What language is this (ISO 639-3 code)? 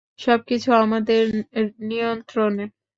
ben